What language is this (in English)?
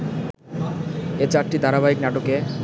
Bangla